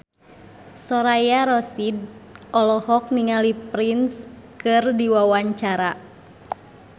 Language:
Sundanese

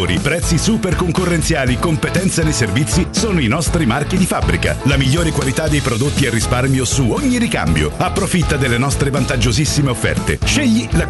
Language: Italian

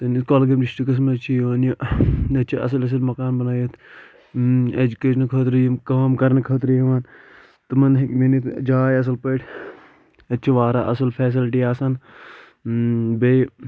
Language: Kashmiri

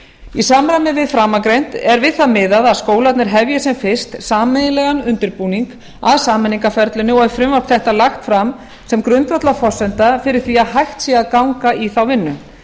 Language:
Icelandic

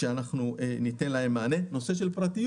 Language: Hebrew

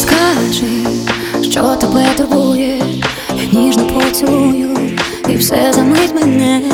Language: Ukrainian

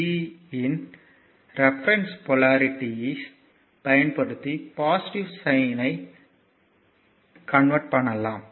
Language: Tamil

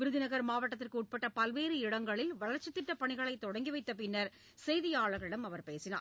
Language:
Tamil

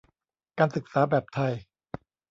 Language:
Thai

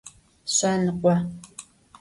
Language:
Adyghe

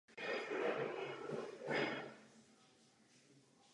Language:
Czech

